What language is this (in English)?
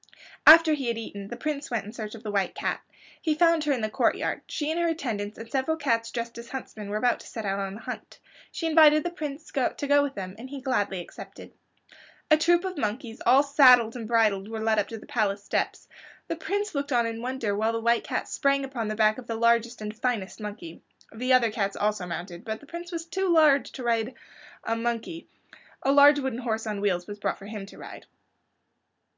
English